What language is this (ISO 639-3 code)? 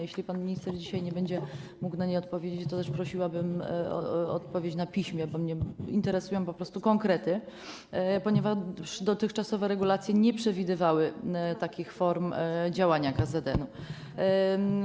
pol